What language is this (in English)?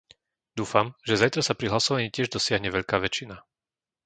Slovak